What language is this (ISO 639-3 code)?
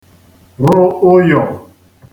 ibo